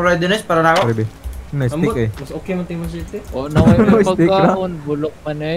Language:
Indonesian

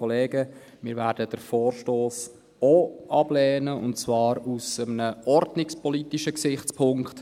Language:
Swiss German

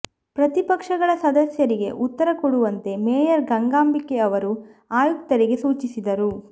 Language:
Kannada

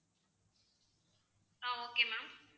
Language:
Tamil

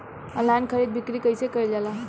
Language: Bhojpuri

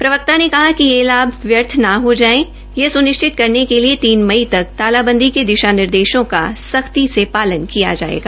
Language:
Hindi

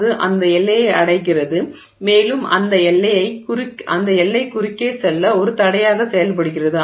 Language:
Tamil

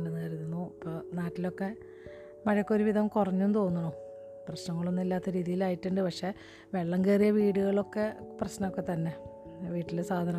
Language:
Malayalam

